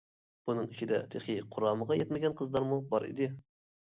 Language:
Uyghur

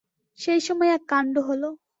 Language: Bangla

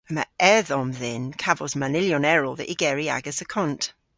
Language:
Cornish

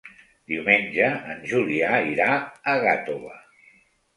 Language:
Catalan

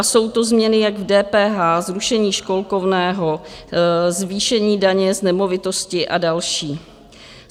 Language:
Czech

